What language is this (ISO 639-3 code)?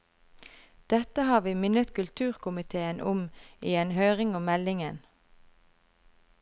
nor